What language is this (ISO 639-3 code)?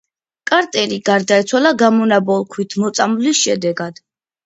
kat